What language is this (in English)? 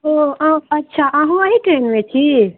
Maithili